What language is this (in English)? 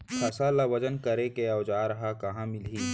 Chhattisgarhi